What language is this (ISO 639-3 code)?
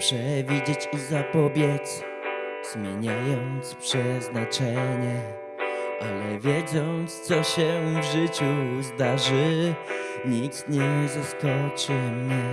pol